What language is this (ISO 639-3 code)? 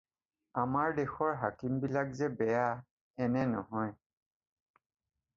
asm